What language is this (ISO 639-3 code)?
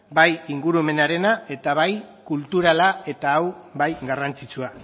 eus